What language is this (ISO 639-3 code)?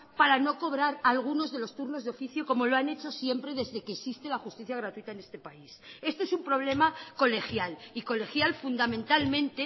spa